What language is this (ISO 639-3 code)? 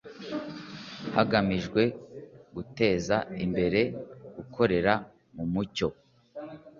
kin